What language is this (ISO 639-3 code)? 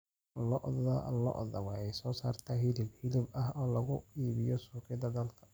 som